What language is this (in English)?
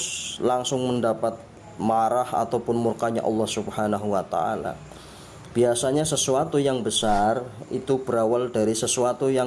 Indonesian